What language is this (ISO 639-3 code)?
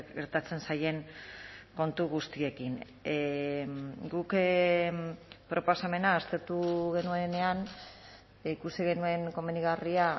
eus